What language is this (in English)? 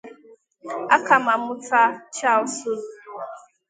Igbo